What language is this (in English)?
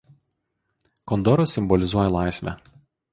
Lithuanian